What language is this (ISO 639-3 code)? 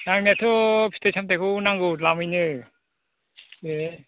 brx